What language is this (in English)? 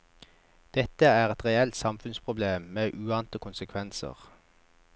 Norwegian